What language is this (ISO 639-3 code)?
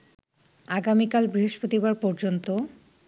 ben